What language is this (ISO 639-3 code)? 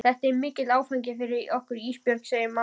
isl